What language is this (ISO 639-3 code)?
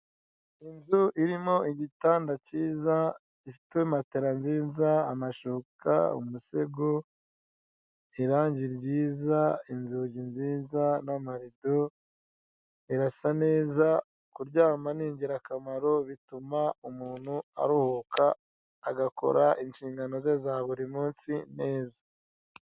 kin